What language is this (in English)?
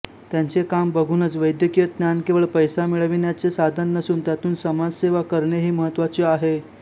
Marathi